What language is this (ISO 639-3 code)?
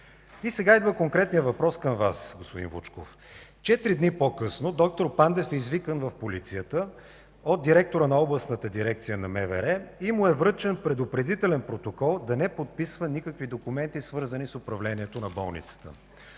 bul